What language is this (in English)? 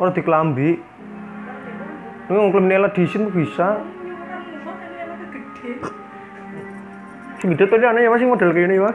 Indonesian